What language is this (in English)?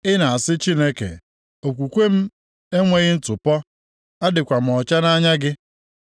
Igbo